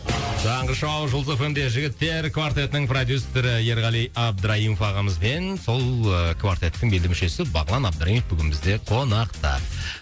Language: Kazakh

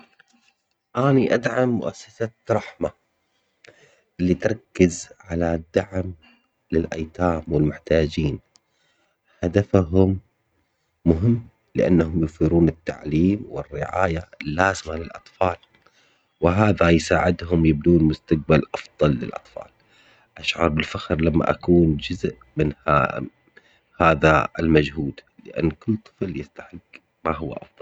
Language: Omani Arabic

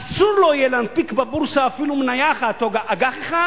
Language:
Hebrew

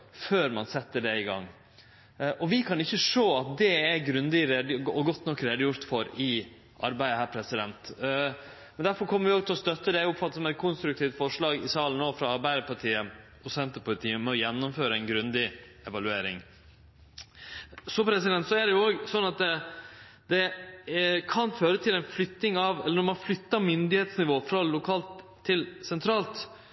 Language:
Norwegian Nynorsk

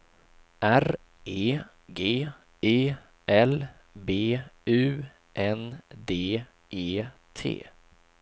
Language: Swedish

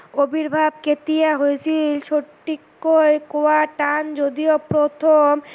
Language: Assamese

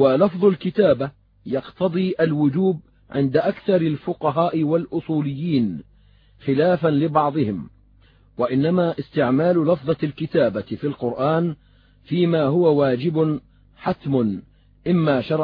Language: Arabic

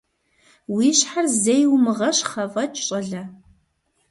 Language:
Kabardian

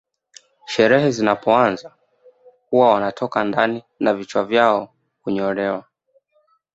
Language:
Swahili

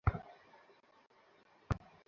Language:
Bangla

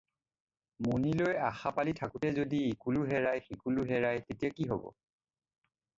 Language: Assamese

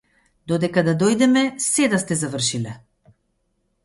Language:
Macedonian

